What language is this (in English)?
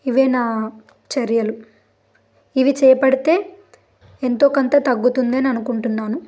Telugu